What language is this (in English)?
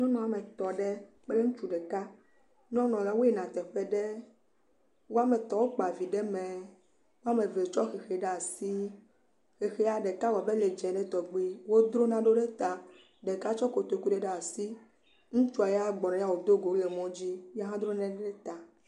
Ewe